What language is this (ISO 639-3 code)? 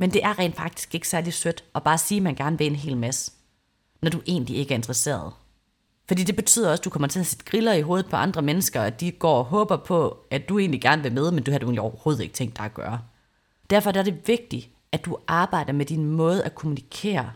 dan